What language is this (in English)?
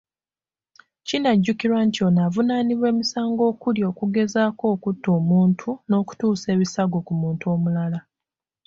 Ganda